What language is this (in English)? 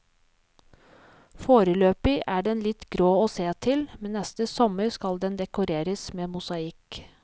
Norwegian